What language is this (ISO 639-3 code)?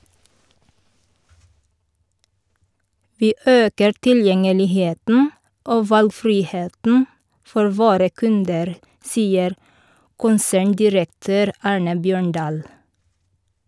nor